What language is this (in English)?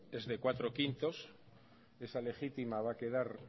Spanish